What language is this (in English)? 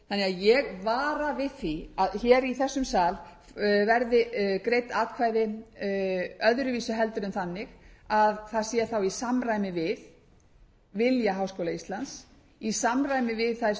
Icelandic